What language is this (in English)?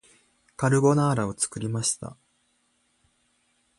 Japanese